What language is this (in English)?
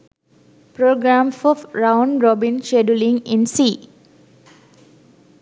Sinhala